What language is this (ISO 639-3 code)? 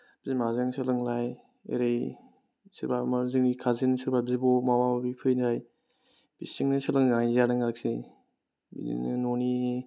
brx